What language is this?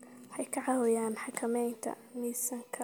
Somali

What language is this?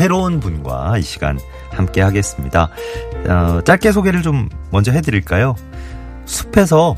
Korean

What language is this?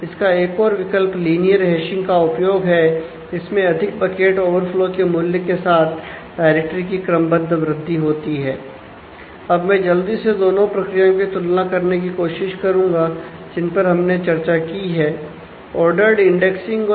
Hindi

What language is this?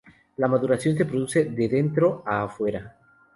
Spanish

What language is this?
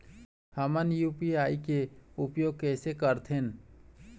Chhattisgarhi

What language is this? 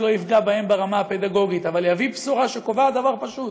Hebrew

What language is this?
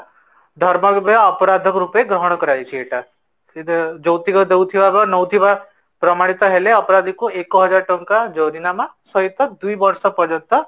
Odia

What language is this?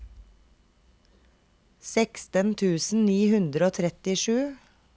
Norwegian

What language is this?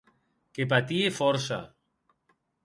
Occitan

